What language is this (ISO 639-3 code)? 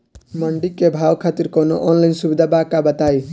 bho